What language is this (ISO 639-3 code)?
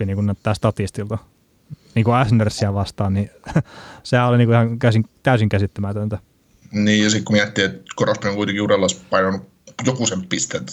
fin